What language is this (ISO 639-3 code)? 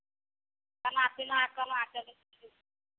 mai